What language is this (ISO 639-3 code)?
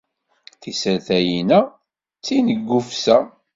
kab